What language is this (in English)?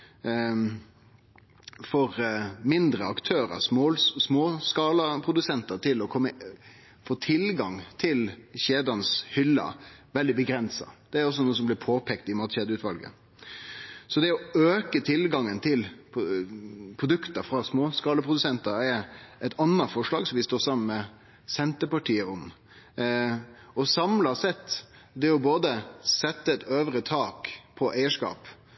Norwegian Nynorsk